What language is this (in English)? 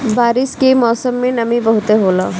Bhojpuri